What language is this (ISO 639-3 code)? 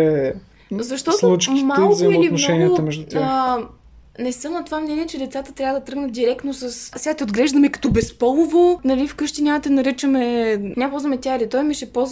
bul